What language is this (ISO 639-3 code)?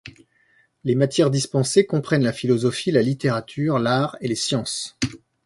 fra